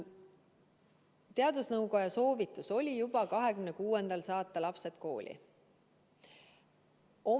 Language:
Estonian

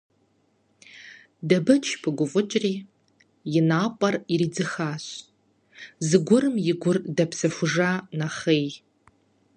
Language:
Kabardian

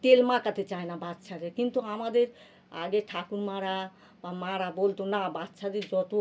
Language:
Bangla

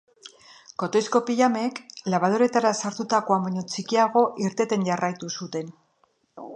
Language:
Basque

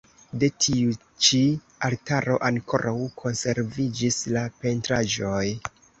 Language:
Esperanto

